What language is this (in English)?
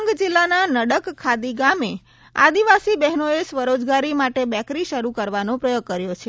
Gujarati